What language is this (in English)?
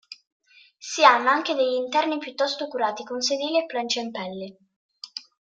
Italian